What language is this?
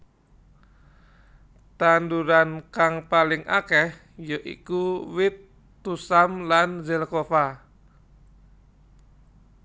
Javanese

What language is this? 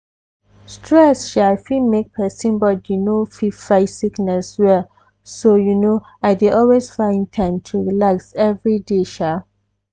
Nigerian Pidgin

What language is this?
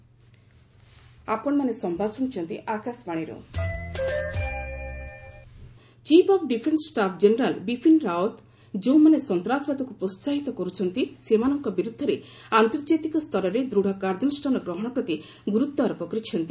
Odia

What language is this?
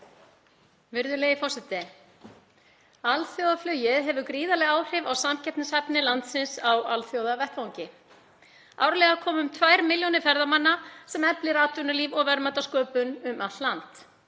Icelandic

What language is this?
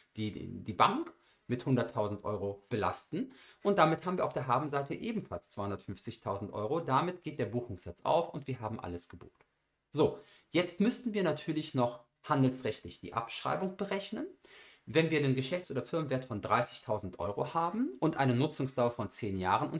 German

